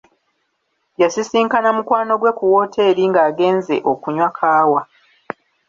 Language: Ganda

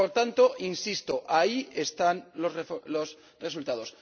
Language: Spanish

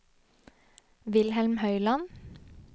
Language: Norwegian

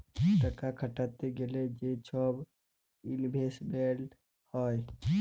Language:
Bangla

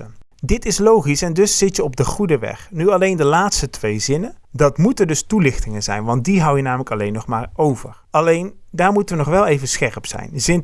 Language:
Dutch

